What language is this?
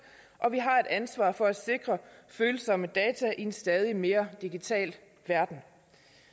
Danish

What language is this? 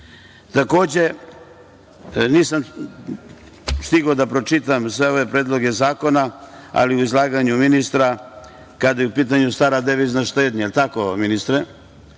Serbian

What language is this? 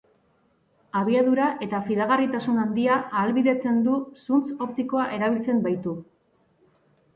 Basque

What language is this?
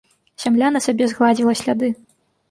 Belarusian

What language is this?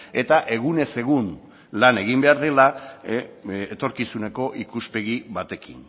Basque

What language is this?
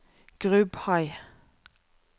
Norwegian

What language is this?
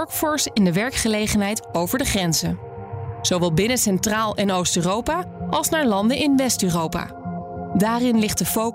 Dutch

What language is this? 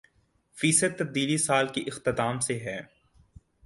Urdu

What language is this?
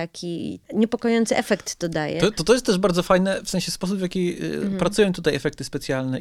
Polish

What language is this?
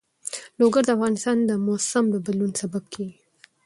Pashto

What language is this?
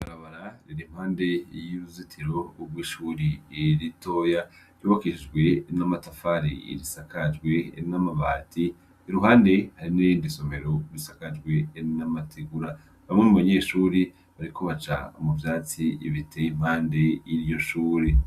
Rundi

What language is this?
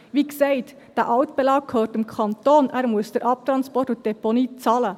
Swiss German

